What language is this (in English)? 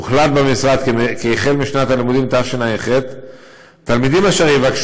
Hebrew